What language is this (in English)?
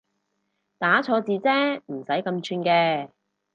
Cantonese